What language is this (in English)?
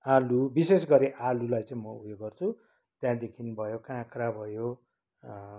Nepali